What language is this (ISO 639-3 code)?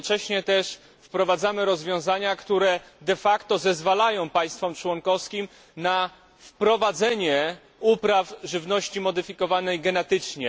pol